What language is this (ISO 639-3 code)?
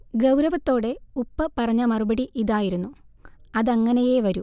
mal